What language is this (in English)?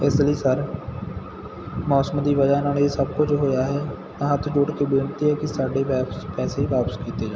Punjabi